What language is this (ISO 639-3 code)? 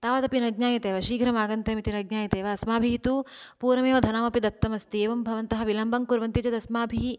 san